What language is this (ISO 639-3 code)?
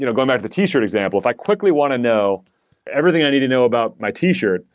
eng